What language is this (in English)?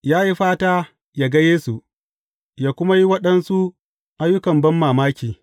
Hausa